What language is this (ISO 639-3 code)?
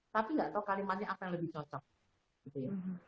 ind